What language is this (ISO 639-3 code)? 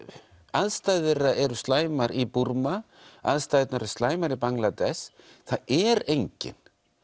isl